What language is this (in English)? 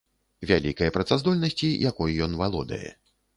Belarusian